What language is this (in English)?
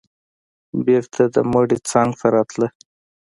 Pashto